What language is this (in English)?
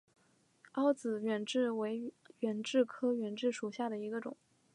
Chinese